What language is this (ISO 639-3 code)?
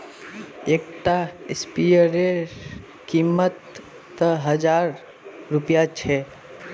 mag